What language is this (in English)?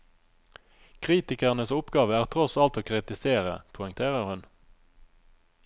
Norwegian